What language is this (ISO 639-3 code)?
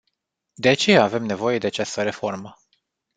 ron